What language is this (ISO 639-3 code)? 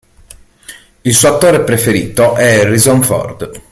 ita